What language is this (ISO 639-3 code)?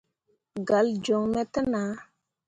mua